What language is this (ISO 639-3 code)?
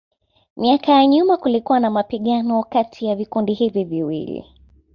swa